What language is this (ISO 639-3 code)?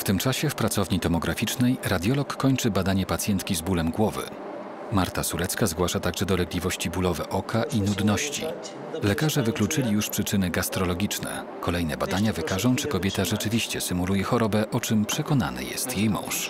pol